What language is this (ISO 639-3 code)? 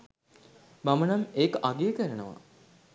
sin